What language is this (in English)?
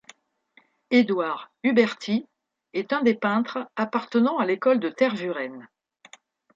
French